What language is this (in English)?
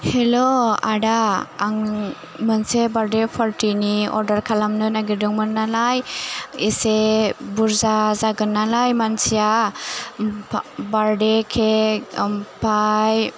Bodo